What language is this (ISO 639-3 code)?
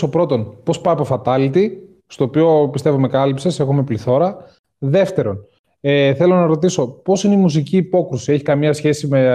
ell